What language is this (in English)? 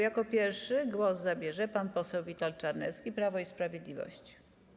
Polish